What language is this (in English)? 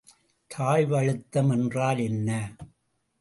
Tamil